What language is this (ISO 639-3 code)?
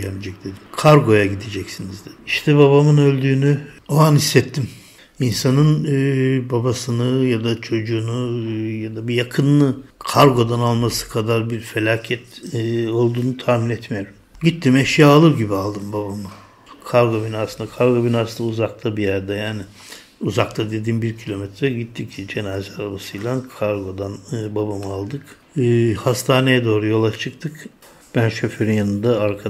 tur